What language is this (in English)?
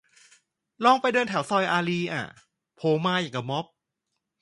Thai